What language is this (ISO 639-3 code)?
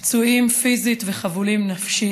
heb